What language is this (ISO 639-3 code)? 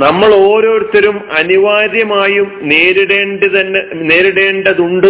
mal